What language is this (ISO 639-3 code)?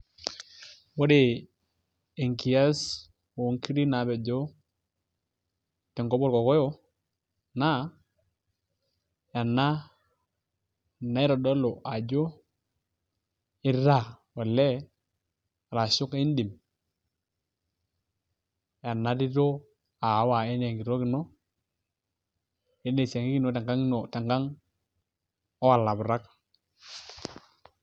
mas